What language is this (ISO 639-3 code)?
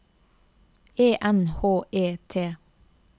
nor